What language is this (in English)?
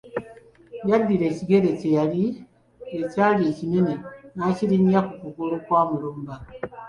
Ganda